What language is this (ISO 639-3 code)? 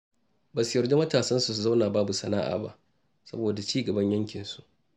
hau